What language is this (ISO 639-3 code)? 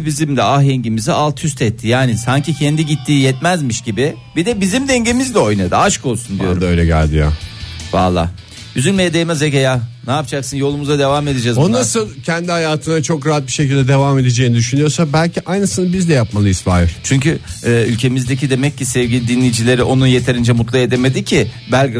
tur